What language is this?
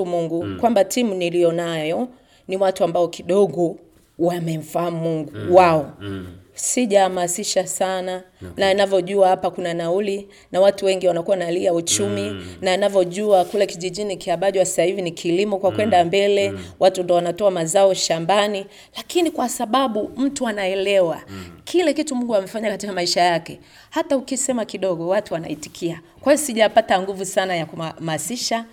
Swahili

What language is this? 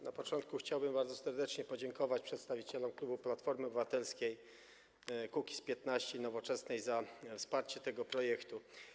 Polish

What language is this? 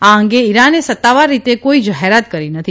Gujarati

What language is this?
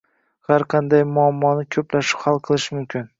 Uzbek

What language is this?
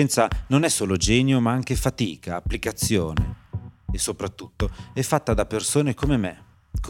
Italian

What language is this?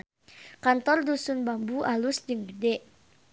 Sundanese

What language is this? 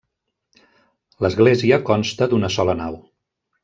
Catalan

